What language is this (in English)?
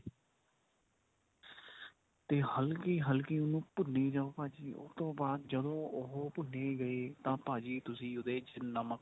Punjabi